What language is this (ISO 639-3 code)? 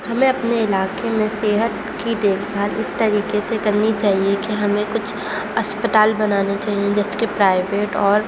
urd